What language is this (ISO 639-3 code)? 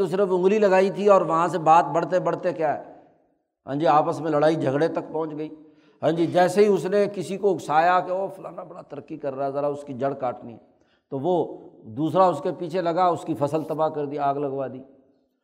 urd